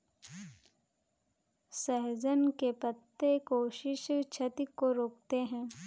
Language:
Hindi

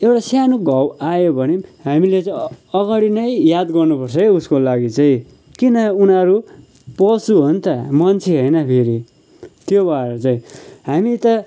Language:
Nepali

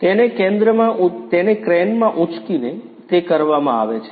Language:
Gujarati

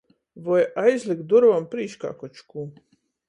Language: Latgalian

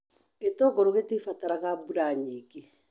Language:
Kikuyu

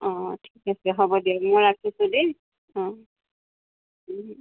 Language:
Assamese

